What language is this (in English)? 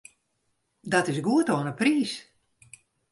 Western Frisian